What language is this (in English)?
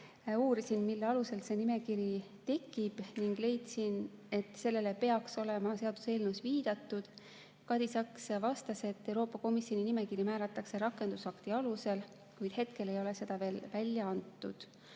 Estonian